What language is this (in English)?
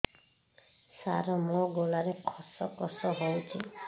Odia